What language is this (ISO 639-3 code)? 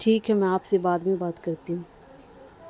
urd